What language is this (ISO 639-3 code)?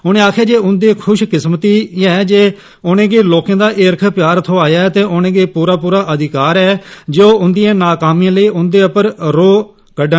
doi